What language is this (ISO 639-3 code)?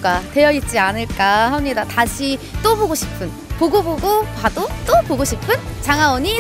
kor